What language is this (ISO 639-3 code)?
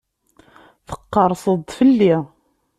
kab